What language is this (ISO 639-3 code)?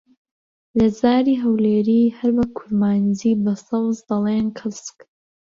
ckb